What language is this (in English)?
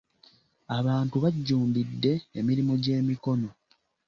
Ganda